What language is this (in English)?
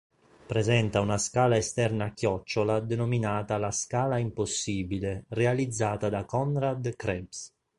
Italian